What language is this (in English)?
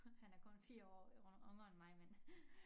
Danish